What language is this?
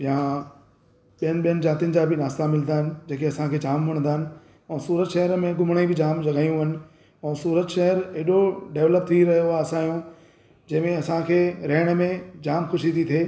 Sindhi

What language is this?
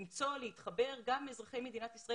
Hebrew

